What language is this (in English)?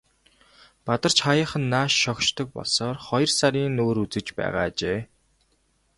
Mongolian